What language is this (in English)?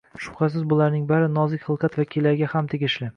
Uzbek